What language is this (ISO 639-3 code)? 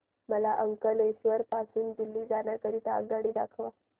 mar